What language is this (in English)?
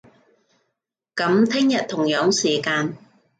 Cantonese